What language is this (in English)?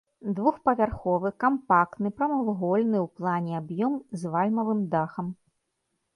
Belarusian